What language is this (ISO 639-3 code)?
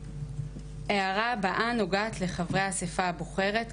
heb